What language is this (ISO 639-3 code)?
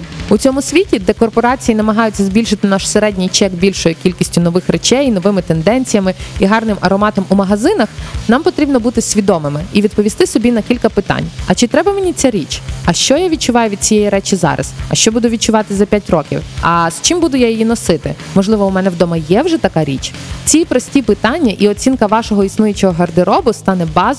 ukr